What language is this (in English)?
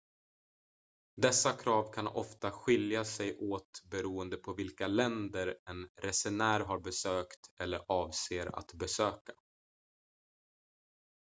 Swedish